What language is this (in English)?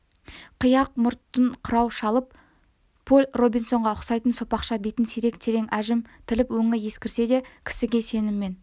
Kazakh